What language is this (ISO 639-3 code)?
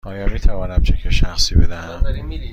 fas